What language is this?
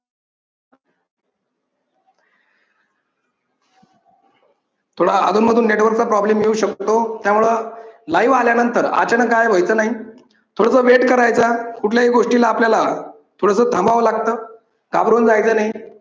Marathi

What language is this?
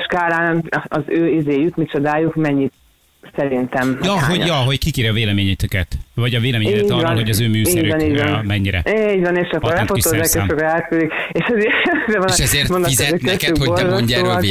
Hungarian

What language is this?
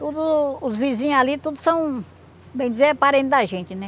Portuguese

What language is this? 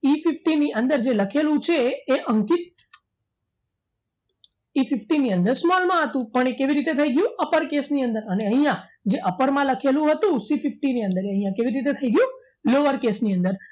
Gujarati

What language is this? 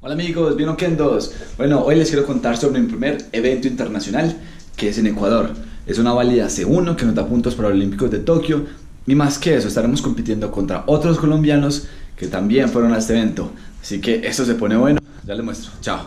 Spanish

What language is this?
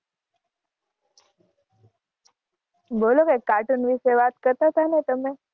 Gujarati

